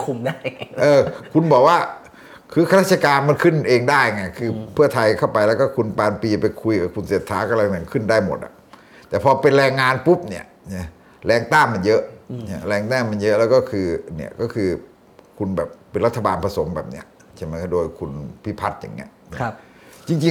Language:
Thai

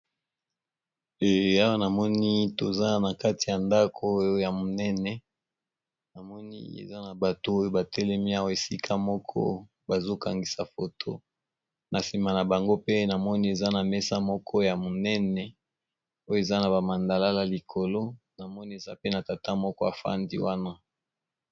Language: Lingala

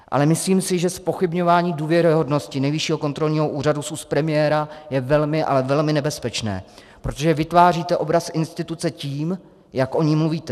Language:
Czech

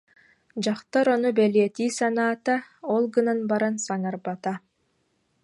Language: Yakut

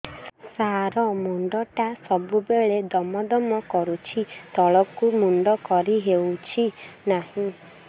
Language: Odia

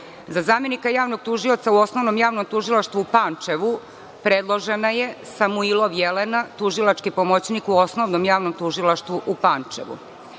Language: Serbian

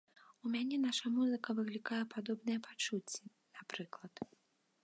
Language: Belarusian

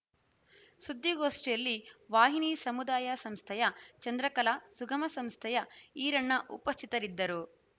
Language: Kannada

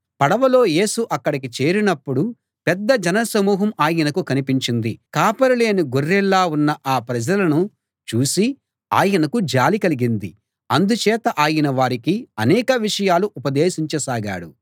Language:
Telugu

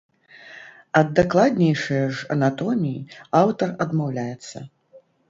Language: Belarusian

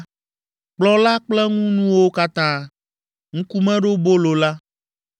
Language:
Ewe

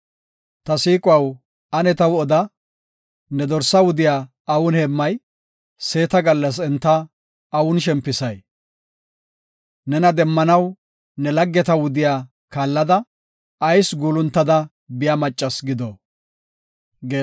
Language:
Gofa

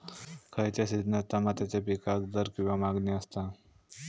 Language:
Marathi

